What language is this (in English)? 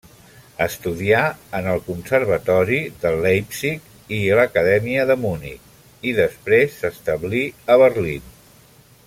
Catalan